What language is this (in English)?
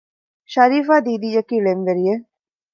Divehi